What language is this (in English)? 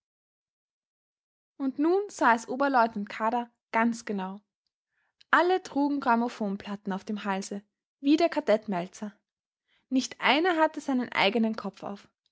German